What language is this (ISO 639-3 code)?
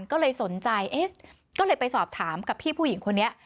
tha